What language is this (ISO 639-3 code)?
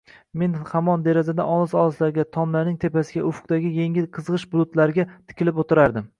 uzb